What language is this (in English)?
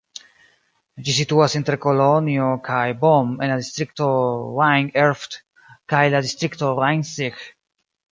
Esperanto